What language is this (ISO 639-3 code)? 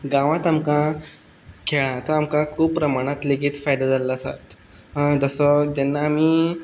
kok